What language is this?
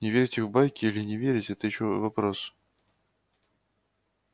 Russian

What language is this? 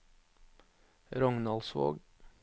Norwegian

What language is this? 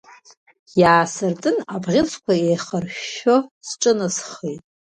Abkhazian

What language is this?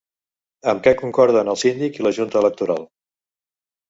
Catalan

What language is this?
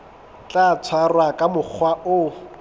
Southern Sotho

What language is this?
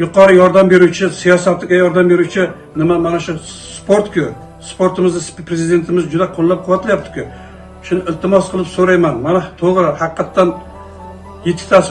Turkish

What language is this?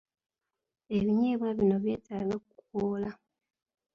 Ganda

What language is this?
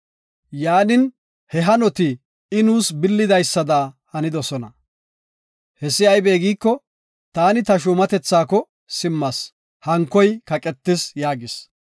Gofa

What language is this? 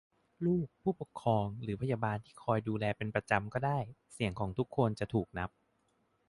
Thai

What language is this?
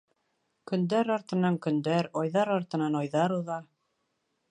Bashkir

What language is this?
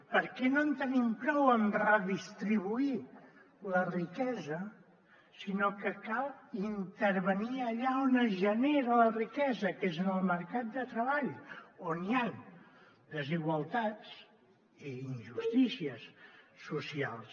Catalan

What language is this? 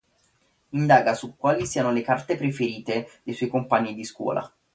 Italian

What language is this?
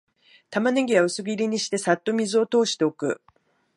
Japanese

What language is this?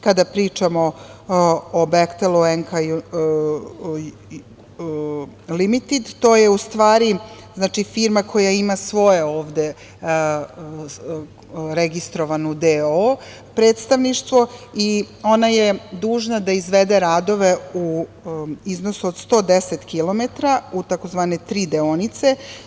Serbian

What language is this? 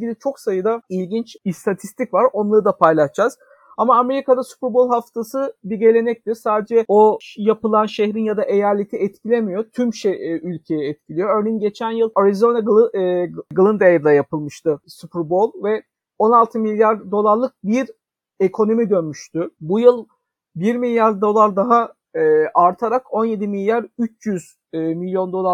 Turkish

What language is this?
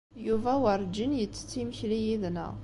Kabyle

